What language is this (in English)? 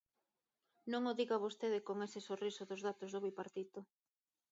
Galician